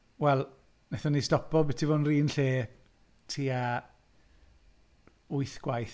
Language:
Welsh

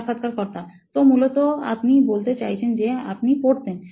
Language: Bangla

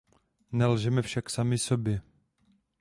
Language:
Czech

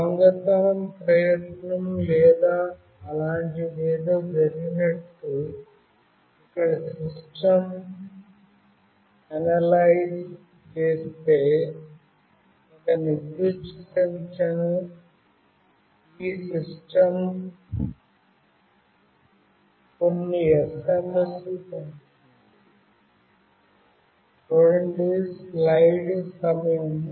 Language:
Telugu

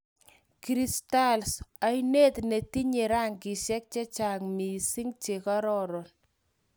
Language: Kalenjin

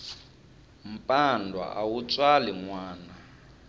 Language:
Tsonga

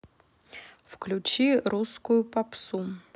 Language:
Russian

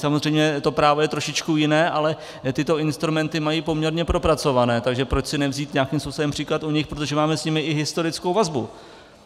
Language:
Czech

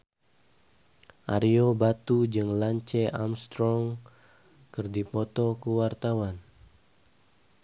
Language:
Sundanese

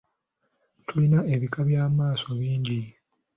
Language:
Ganda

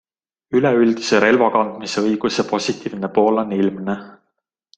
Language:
Estonian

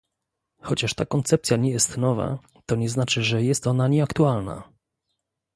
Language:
Polish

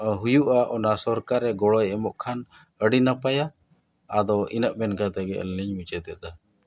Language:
Santali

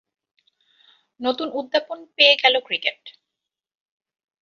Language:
Bangla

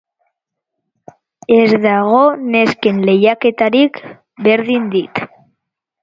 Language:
Basque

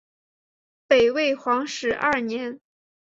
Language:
Chinese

